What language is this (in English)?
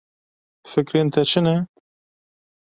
Kurdish